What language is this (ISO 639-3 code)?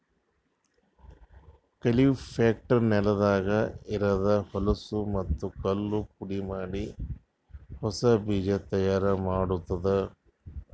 kan